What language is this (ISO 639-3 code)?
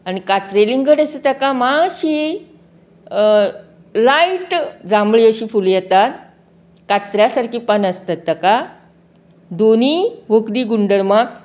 kok